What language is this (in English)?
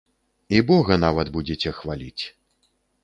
Belarusian